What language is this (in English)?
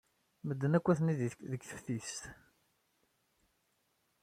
Kabyle